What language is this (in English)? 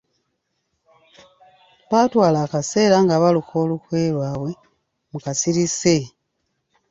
Ganda